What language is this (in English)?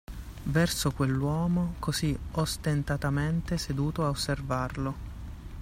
Italian